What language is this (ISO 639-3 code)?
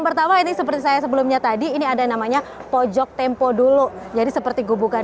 ind